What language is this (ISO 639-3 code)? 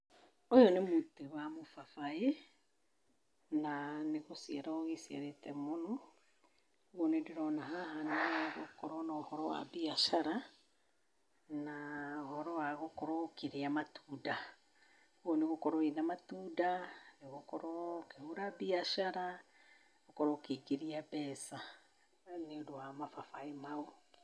kik